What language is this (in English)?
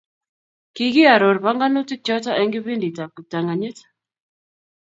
Kalenjin